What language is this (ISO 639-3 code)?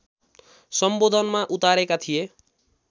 nep